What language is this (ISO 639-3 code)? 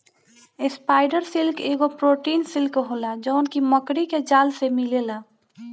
bho